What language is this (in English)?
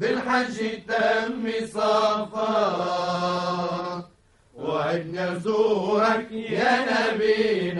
Arabic